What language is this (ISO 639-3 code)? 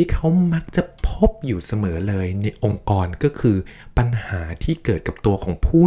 tha